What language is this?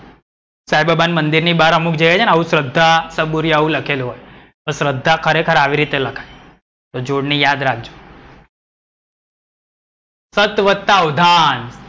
Gujarati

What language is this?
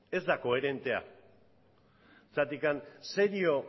Basque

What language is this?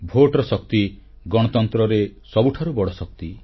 Odia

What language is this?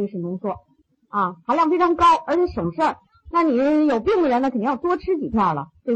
Chinese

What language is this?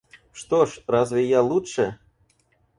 Russian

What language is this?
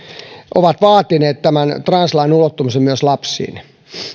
Finnish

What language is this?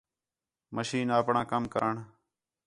Khetrani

